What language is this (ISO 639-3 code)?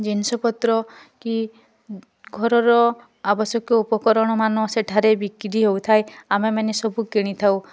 ori